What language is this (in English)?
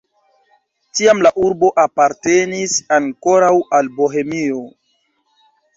Esperanto